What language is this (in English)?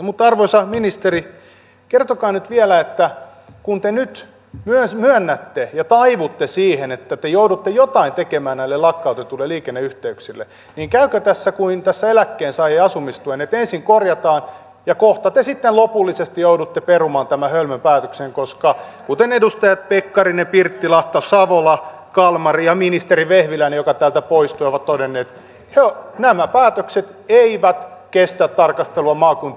Finnish